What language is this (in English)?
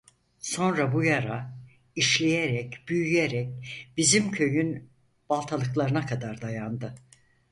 Turkish